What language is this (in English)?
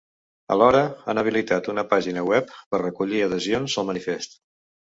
Catalan